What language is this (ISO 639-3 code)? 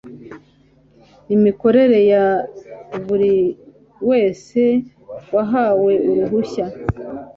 kin